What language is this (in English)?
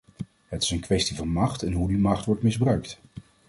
Dutch